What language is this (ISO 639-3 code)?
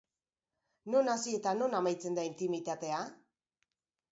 eus